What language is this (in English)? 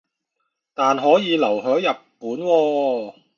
Cantonese